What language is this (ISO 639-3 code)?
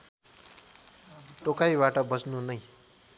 nep